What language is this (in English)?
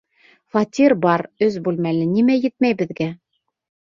Bashkir